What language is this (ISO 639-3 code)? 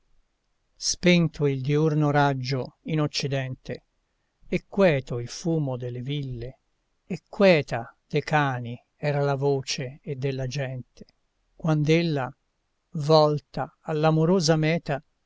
ita